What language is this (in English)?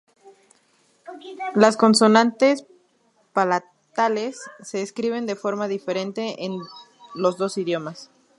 Spanish